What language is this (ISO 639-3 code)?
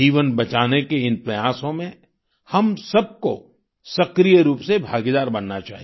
hin